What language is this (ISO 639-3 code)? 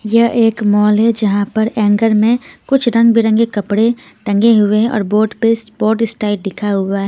hin